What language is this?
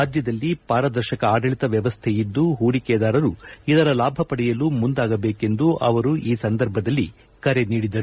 Kannada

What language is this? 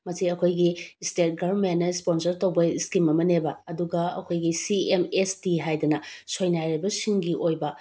Manipuri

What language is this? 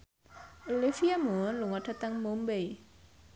Javanese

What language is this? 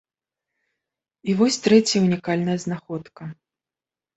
Belarusian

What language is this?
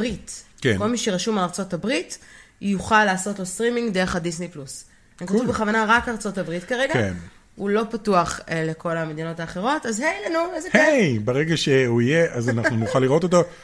Hebrew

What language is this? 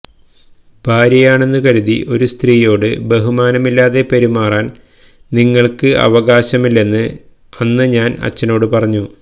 Malayalam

